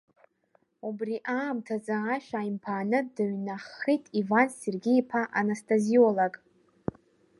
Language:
Abkhazian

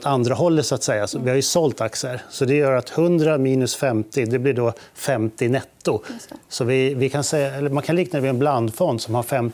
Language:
Swedish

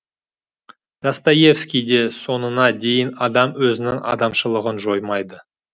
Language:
Kazakh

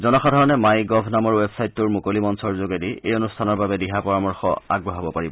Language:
Assamese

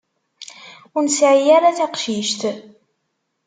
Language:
Kabyle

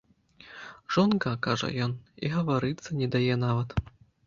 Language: Belarusian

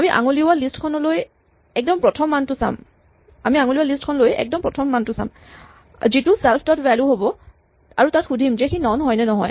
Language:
Assamese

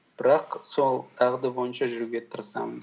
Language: Kazakh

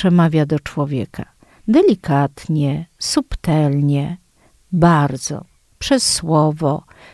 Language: Polish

